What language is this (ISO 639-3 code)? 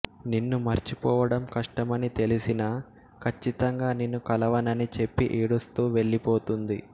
tel